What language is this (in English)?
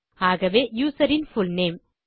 Tamil